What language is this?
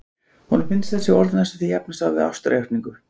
Icelandic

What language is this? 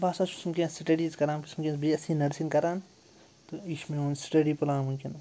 Kashmiri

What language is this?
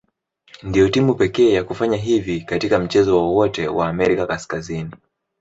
Swahili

